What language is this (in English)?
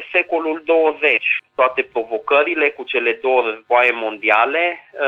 Romanian